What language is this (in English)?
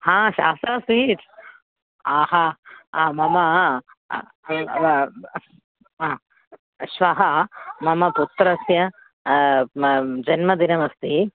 Sanskrit